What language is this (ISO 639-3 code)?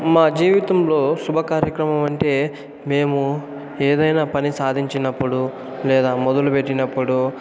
tel